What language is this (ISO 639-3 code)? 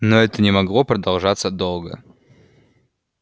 rus